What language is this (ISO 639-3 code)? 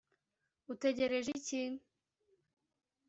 kin